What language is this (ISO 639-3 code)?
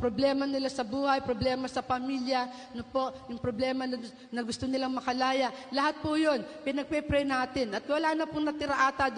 fil